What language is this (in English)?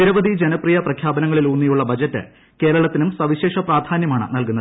Malayalam